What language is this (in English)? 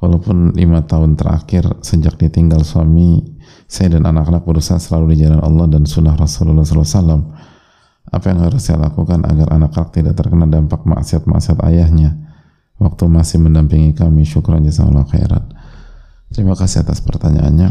Indonesian